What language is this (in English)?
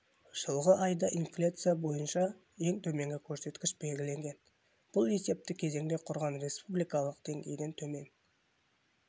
Kazakh